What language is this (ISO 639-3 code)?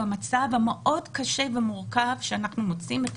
heb